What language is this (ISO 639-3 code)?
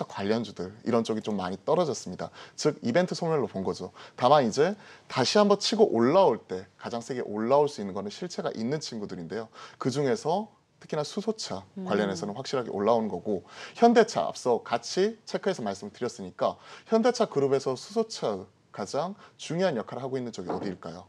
kor